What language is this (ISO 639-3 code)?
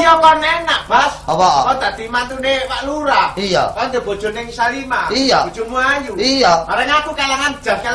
ind